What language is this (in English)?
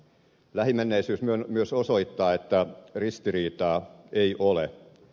Finnish